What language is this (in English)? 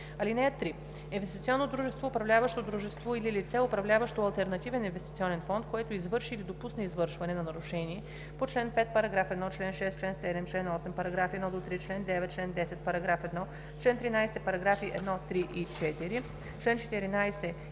Bulgarian